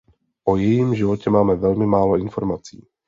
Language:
Czech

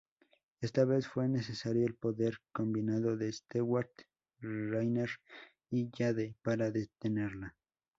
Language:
Spanish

